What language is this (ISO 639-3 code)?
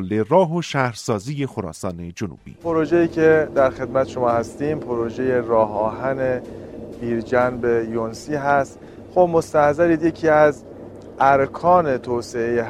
fas